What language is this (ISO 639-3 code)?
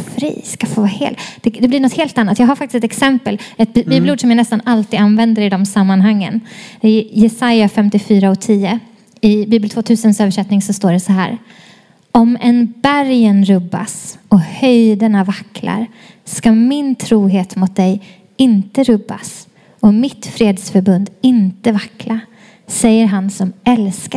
swe